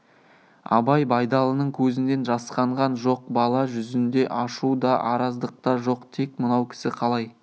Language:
Kazakh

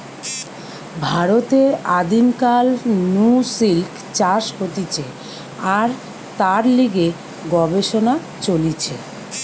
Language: Bangla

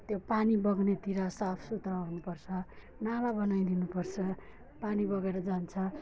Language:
Nepali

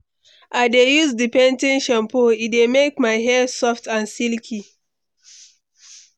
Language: Nigerian Pidgin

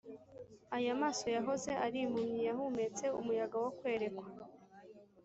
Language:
Kinyarwanda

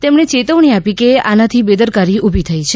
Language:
Gujarati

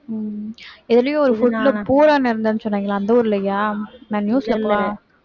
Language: Tamil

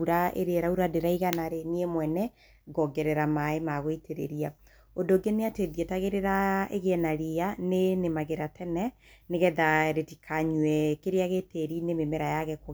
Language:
Kikuyu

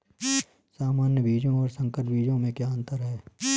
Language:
Hindi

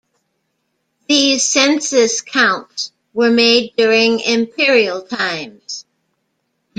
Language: English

